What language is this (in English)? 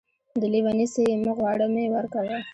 Pashto